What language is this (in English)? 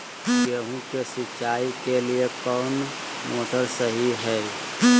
Magahi